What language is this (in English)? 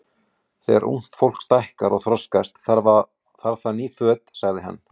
Icelandic